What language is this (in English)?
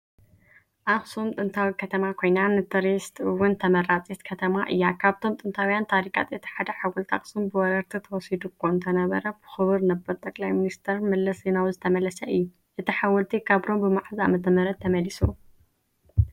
Tigrinya